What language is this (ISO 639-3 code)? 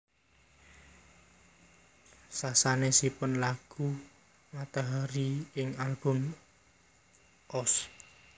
jav